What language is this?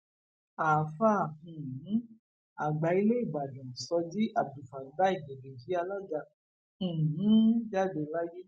Yoruba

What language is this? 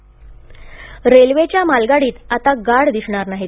Marathi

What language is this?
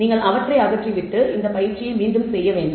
Tamil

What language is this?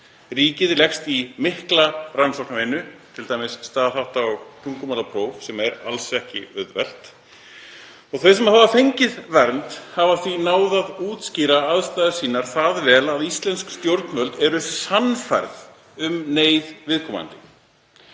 Icelandic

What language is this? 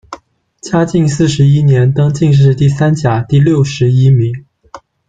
Chinese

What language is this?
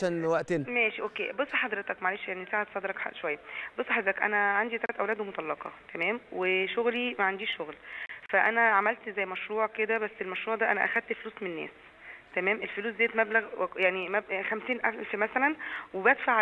Arabic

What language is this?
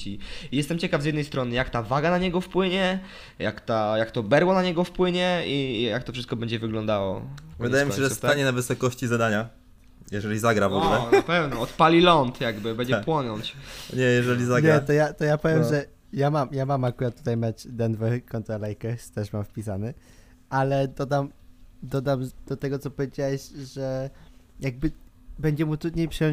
Polish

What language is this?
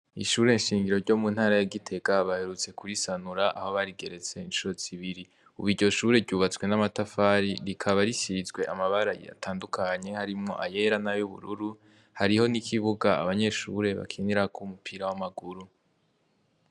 Rundi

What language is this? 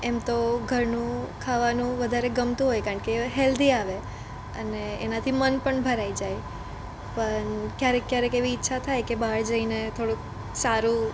Gujarati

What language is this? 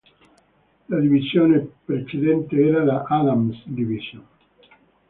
Italian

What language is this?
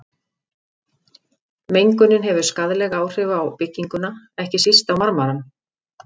Icelandic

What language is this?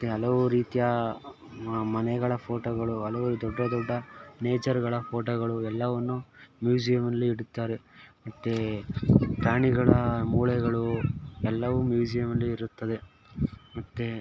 Kannada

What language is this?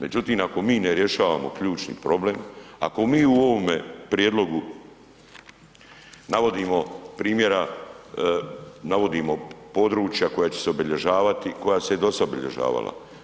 Croatian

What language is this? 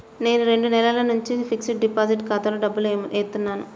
Telugu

